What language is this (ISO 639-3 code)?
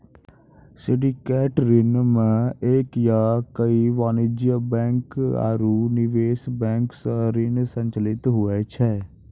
mai